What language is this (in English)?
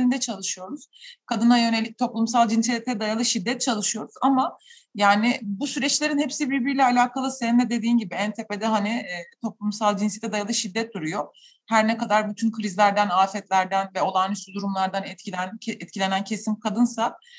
Turkish